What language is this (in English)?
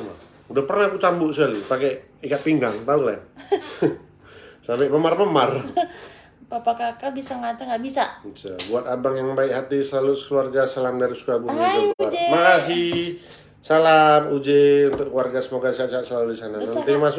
Indonesian